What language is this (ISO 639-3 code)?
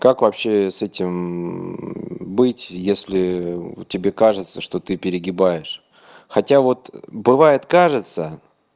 rus